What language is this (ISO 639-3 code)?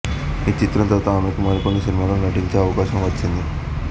tel